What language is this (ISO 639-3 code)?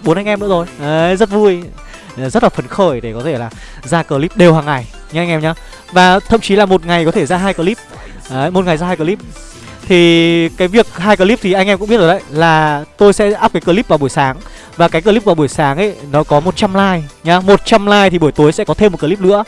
vie